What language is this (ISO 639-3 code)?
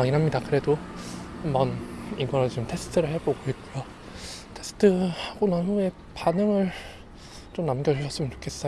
kor